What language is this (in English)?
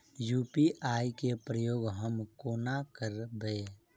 Maithili